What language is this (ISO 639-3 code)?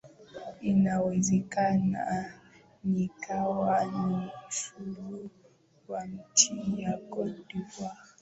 swa